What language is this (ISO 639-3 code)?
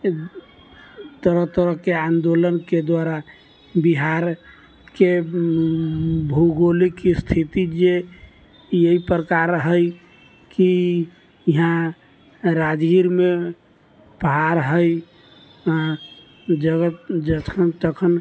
mai